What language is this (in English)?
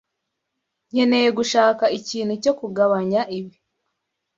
Kinyarwanda